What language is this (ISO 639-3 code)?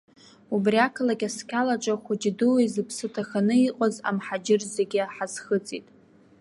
abk